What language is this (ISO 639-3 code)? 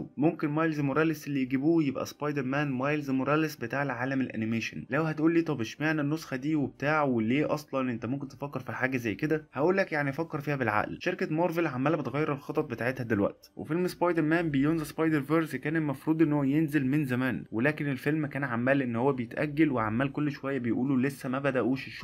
ara